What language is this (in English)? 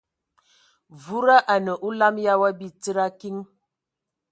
Ewondo